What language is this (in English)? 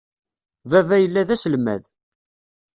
Kabyle